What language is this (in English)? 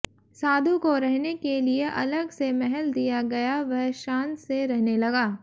Hindi